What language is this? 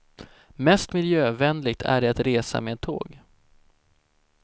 Swedish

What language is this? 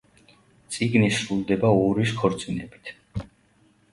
Georgian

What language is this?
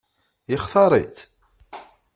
Kabyle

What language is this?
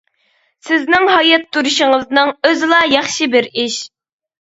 Uyghur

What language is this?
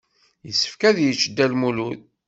Kabyle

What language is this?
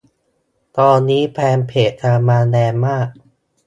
Thai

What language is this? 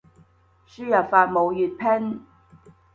Cantonese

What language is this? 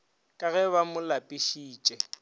Northern Sotho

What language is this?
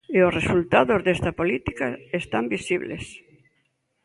Galician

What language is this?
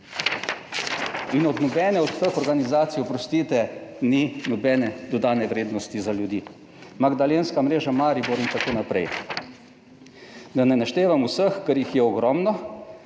Slovenian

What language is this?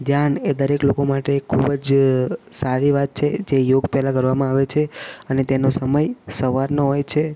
Gujarati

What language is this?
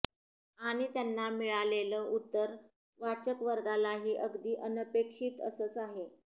Marathi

